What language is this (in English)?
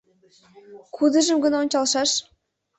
Mari